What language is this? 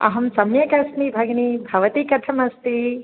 Sanskrit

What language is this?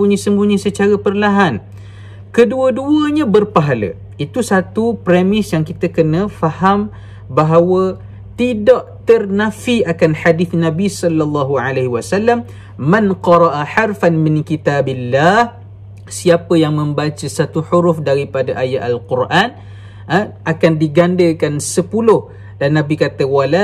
Malay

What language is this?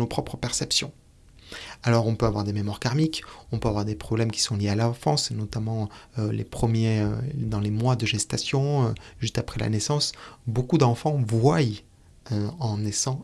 French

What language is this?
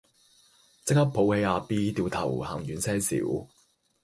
Cantonese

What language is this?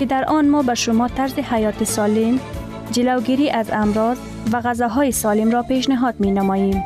Persian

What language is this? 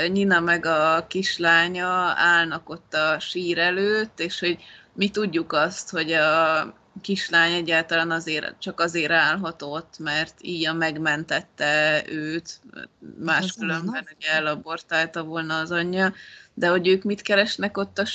Hungarian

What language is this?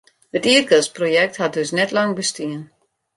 Western Frisian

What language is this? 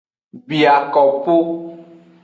Aja (Benin)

